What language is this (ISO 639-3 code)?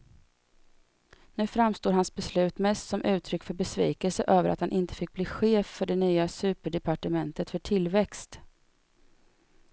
swe